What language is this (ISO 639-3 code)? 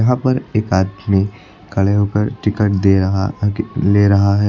hin